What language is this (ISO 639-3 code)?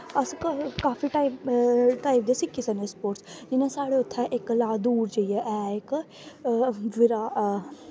doi